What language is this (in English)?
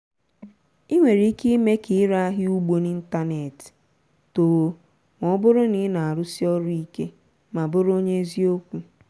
Igbo